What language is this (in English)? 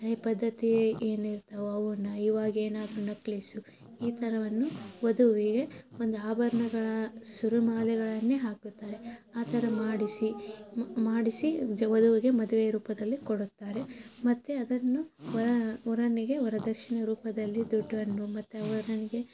Kannada